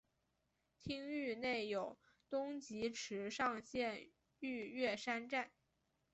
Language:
Chinese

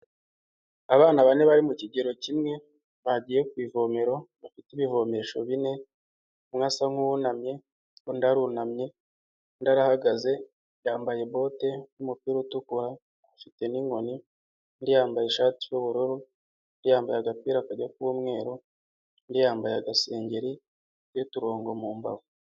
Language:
Kinyarwanda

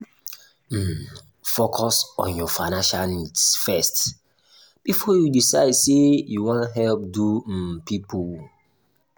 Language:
Nigerian Pidgin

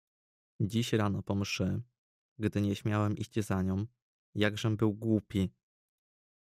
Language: Polish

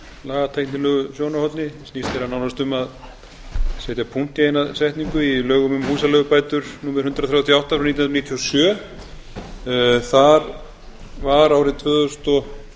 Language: Icelandic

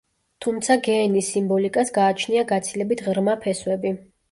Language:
Georgian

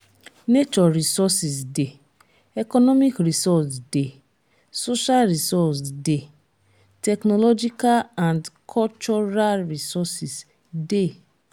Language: Nigerian Pidgin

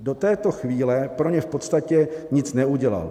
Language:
Czech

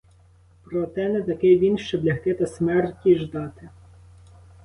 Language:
Ukrainian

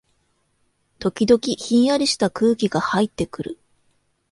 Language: Japanese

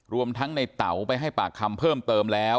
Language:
Thai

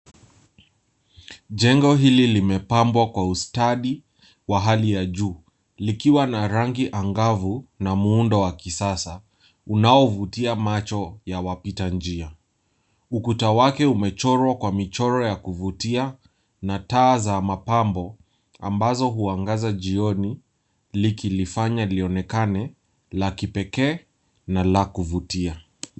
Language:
Swahili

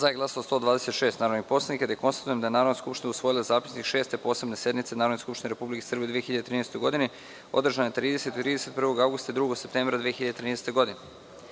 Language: Serbian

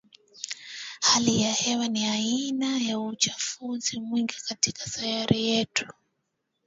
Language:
Swahili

